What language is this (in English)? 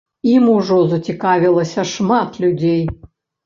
Belarusian